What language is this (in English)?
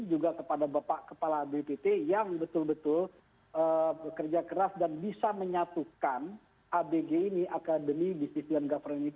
Indonesian